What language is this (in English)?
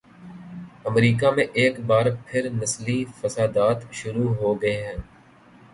Urdu